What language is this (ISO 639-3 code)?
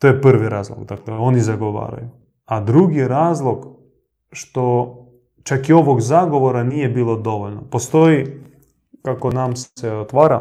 hrv